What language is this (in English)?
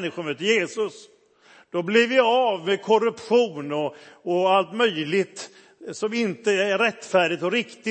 Swedish